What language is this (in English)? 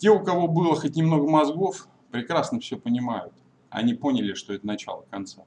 Russian